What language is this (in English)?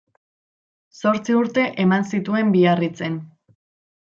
Basque